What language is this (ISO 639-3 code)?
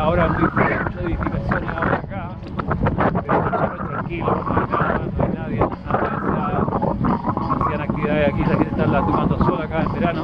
spa